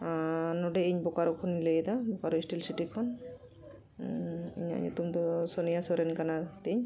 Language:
Santali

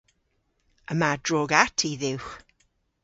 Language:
Cornish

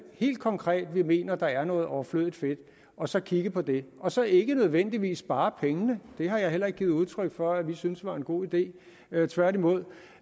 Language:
Danish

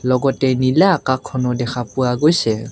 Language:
Assamese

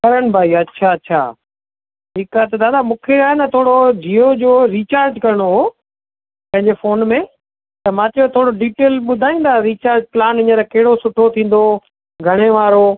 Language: Sindhi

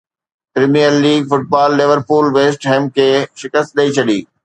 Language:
Sindhi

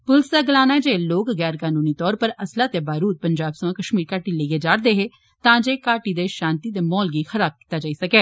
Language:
Dogri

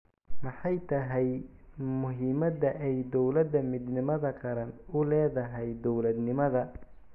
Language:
Somali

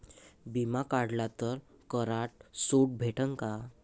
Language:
Marathi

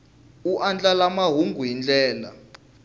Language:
Tsonga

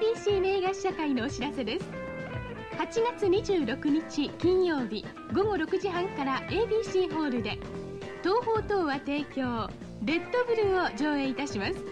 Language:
Japanese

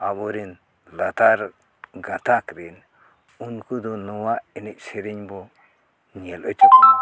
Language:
Santali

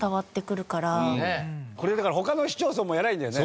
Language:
Japanese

